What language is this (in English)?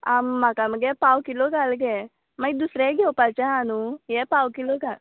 Konkani